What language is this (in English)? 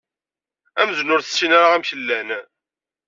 Kabyle